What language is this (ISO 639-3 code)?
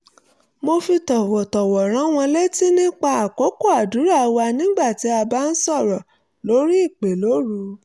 yor